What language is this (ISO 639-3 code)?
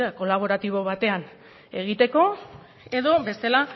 eus